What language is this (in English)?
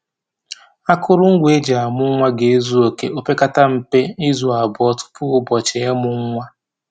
Igbo